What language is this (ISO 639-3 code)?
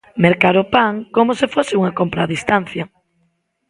glg